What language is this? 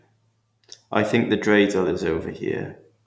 English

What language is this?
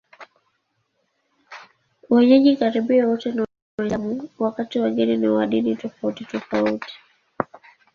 Swahili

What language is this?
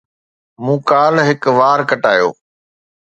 Sindhi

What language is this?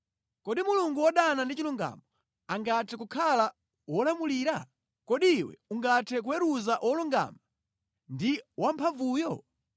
Nyanja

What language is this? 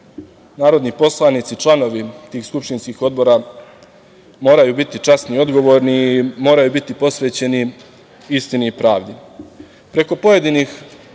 Serbian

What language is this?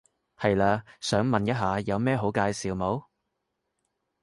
Cantonese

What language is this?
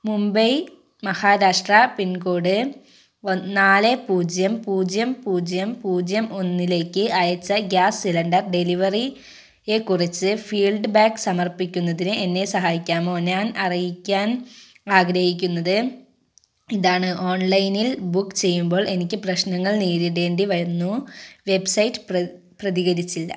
Malayalam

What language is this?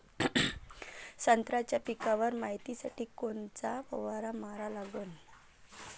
Marathi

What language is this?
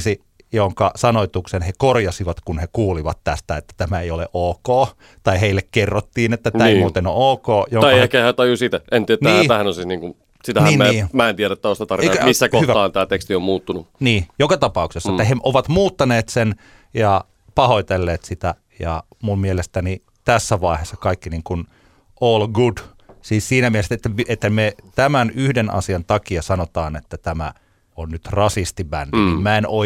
Finnish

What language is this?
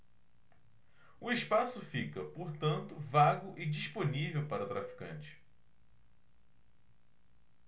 Portuguese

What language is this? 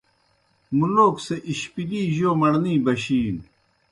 Kohistani Shina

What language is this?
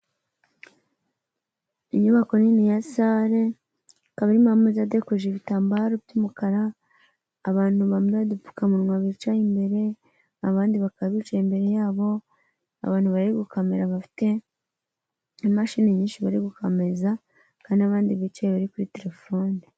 Kinyarwanda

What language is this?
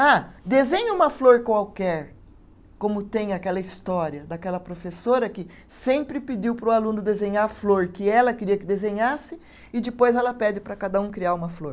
Portuguese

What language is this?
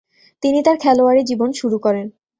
Bangla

